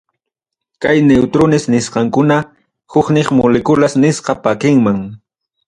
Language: Ayacucho Quechua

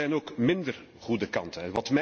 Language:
Dutch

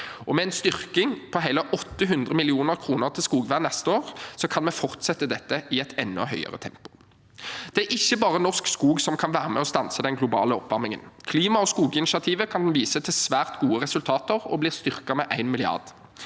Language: Norwegian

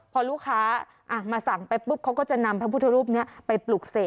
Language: Thai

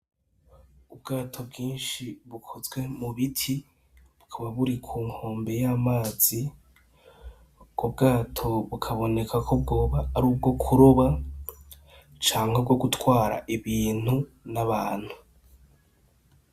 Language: Rundi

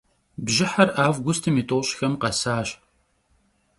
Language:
Kabardian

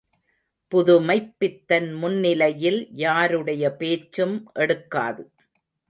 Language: Tamil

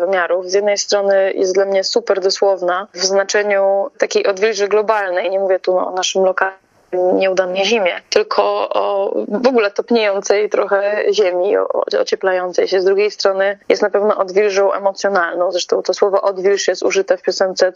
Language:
Polish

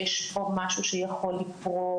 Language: Hebrew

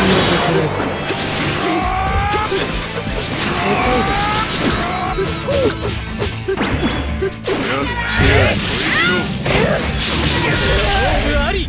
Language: Japanese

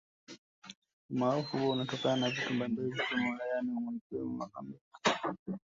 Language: Swahili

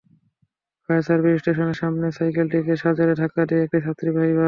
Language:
Bangla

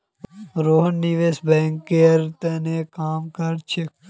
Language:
Magahi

